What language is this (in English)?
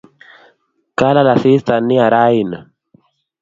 Kalenjin